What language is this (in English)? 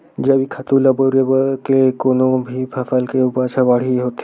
Chhattisgarhi